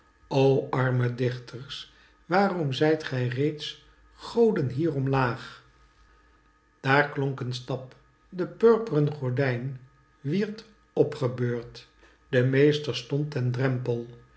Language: Dutch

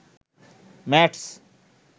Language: Bangla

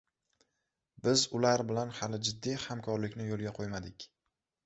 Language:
Uzbek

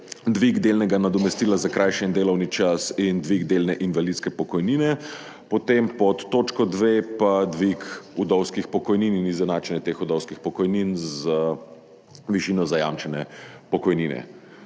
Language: Slovenian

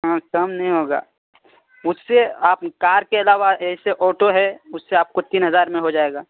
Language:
Urdu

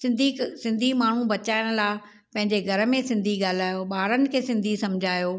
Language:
Sindhi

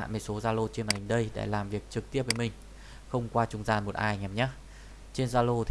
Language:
Vietnamese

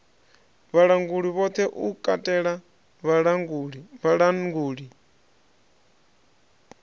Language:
Venda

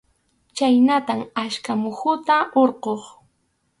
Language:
Arequipa-La Unión Quechua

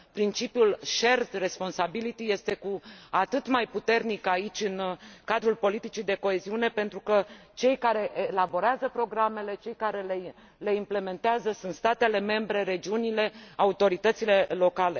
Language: Romanian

